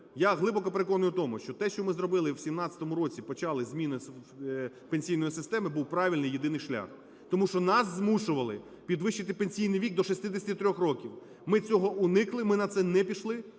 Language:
Ukrainian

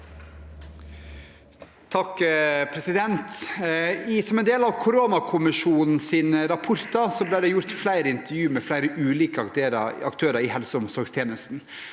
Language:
Norwegian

